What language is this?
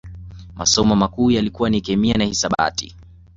Swahili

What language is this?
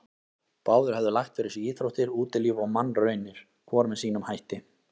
Icelandic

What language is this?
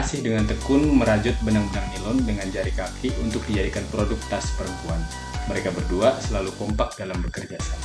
Indonesian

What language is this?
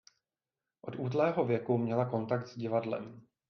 Czech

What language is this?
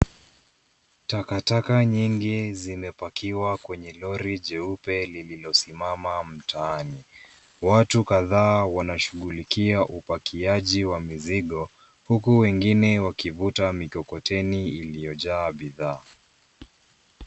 Swahili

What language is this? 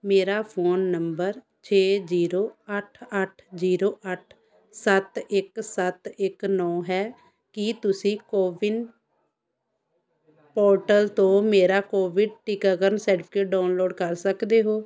Punjabi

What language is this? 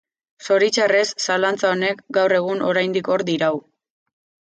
Basque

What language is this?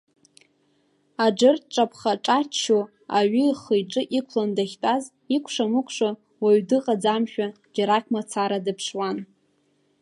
Abkhazian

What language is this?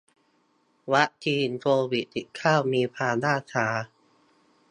Thai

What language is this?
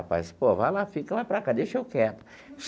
Portuguese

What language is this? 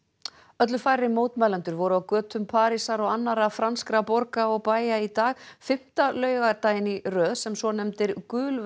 Icelandic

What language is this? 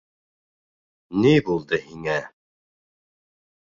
Bashkir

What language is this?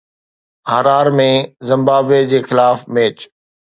Sindhi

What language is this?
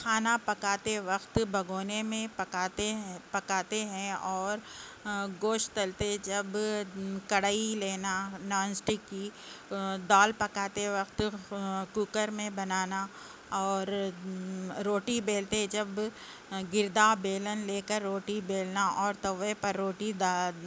Urdu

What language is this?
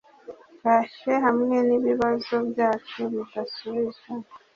Kinyarwanda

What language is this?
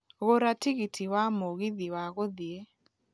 Kikuyu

